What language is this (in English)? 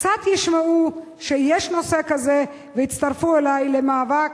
Hebrew